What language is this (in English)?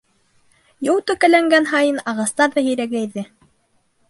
Bashkir